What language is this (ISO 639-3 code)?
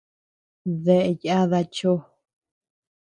cux